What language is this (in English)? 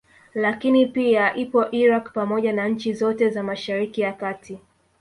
Swahili